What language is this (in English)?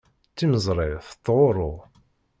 Kabyle